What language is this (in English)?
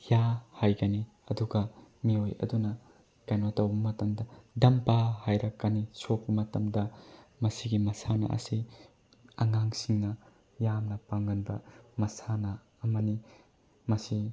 Manipuri